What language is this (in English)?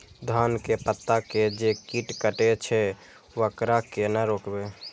Maithili